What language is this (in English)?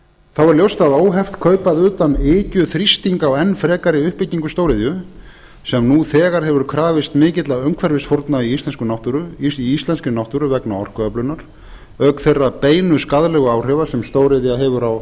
Icelandic